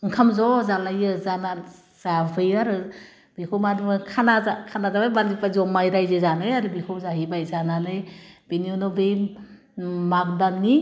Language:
Bodo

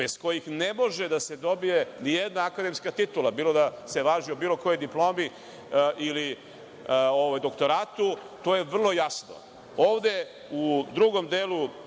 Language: Serbian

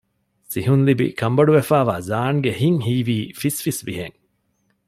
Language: Divehi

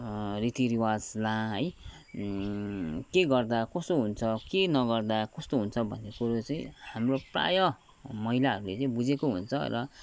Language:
Nepali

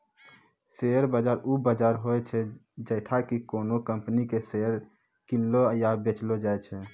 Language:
Maithili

